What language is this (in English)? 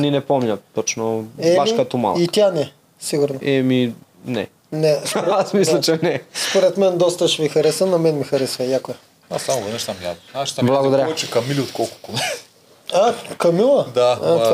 Bulgarian